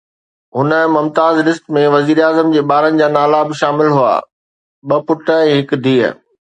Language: Sindhi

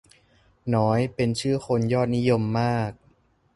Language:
Thai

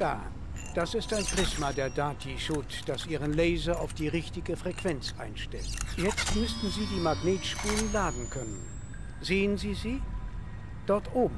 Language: German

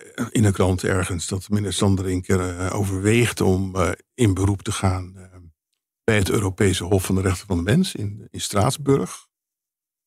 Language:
Dutch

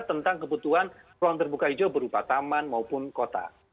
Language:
Indonesian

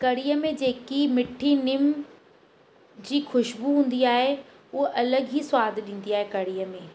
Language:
Sindhi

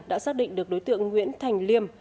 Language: Vietnamese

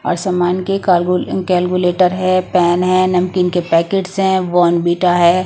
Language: Hindi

